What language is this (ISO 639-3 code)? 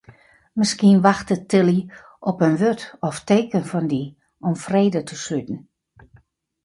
fry